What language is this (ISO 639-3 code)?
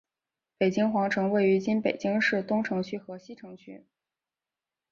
zho